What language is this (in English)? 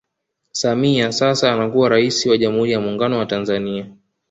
Swahili